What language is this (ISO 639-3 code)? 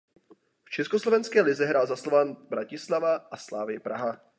ces